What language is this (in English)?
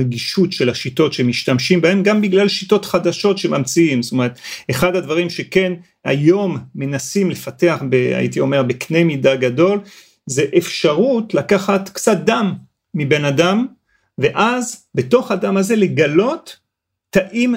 Hebrew